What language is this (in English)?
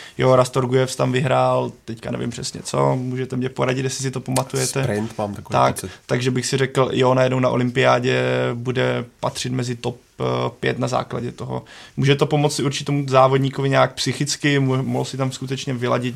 Czech